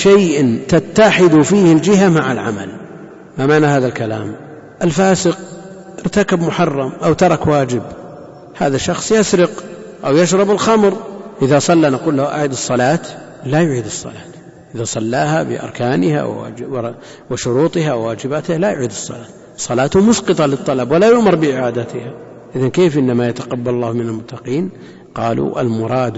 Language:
Arabic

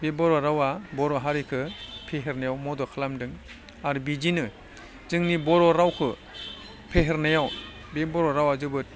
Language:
Bodo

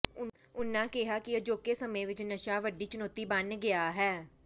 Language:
Punjabi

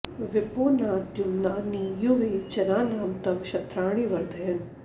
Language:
Sanskrit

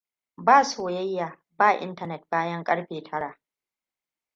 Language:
Hausa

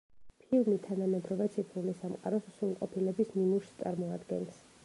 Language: Georgian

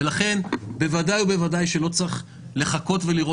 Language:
Hebrew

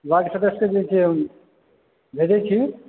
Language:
Maithili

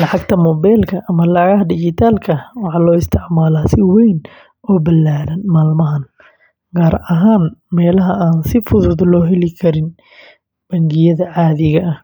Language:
Somali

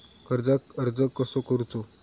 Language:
Marathi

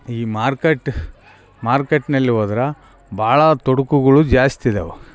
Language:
Kannada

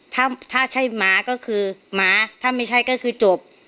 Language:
Thai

